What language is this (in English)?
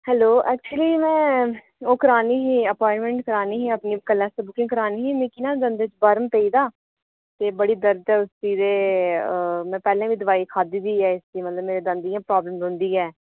Dogri